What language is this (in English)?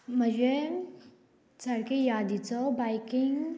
Konkani